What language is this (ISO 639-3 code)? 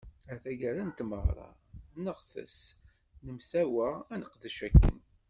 kab